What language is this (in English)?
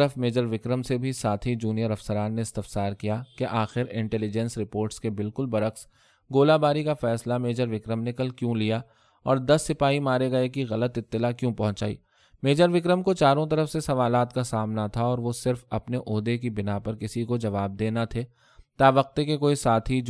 Urdu